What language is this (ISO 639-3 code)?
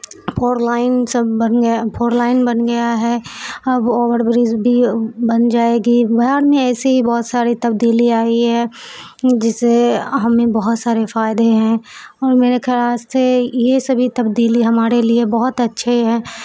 urd